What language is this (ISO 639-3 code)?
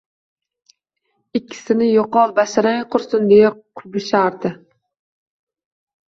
uzb